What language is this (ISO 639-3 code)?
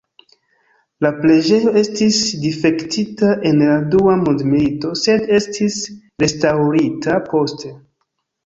epo